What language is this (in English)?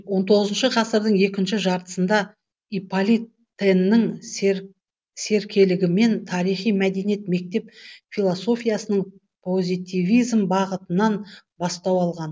Kazakh